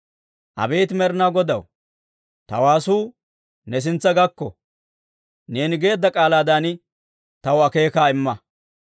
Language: Dawro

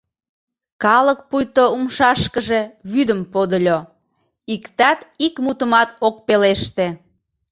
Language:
Mari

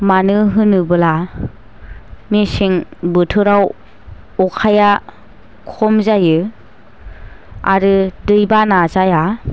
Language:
Bodo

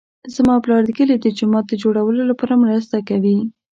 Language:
Pashto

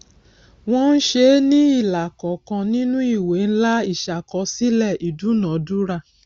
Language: Yoruba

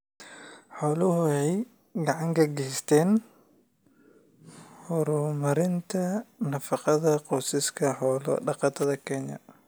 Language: Somali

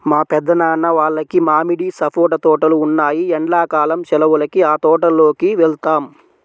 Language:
Telugu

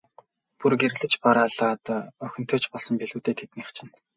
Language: Mongolian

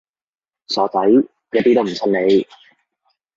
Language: Cantonese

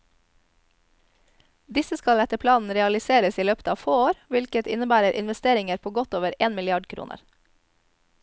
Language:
Norwegian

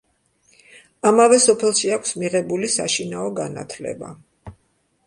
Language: Georgian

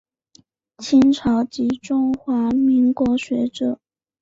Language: Chinese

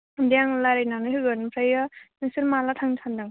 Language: Bodo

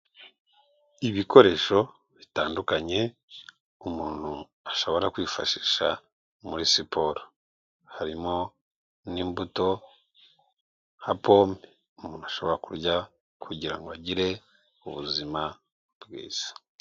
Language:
Kinyarwanda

